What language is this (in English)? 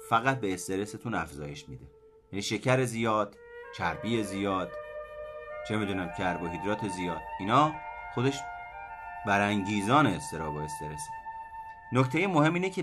Persian